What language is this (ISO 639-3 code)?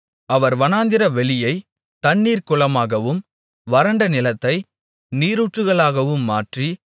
tam